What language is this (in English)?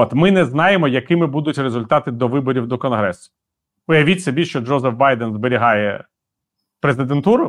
Ukrainian